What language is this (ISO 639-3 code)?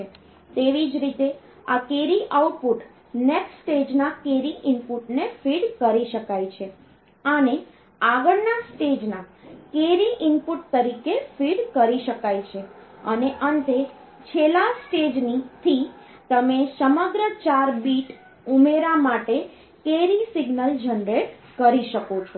guj